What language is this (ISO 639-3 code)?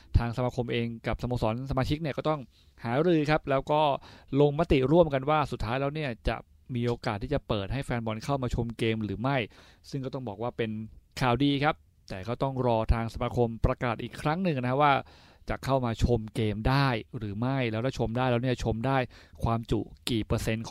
tha